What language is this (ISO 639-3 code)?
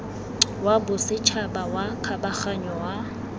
tsn